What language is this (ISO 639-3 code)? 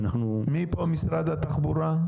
heb